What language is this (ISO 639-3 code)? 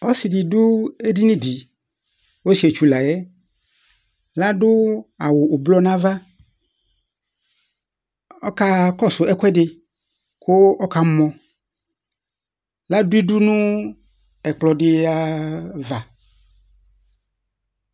kpo